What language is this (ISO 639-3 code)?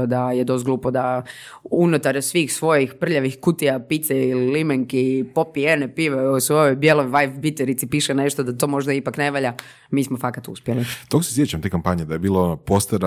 hrv